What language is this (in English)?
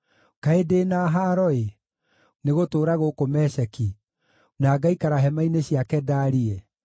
Kikuyu